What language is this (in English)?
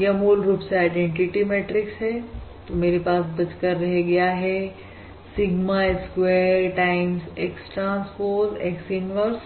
Hindi